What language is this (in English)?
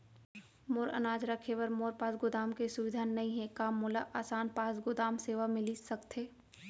Chhattisgarhi